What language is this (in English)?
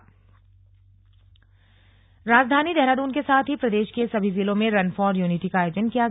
Hindi